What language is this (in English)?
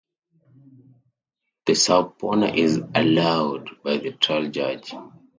English